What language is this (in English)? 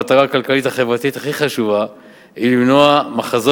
Hebrew